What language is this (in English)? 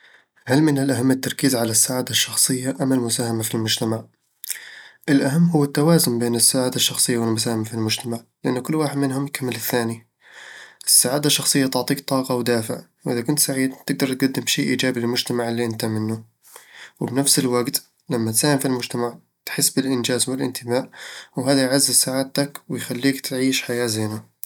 Eastern Egyptian Bedawi Arabic